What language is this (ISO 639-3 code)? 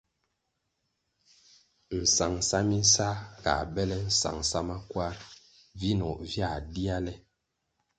nmg